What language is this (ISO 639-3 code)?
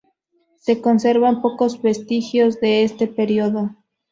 spa